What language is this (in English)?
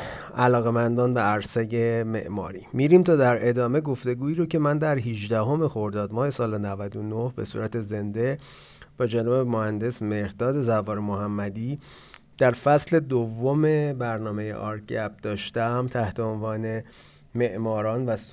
Persian